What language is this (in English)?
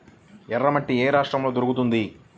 Telugu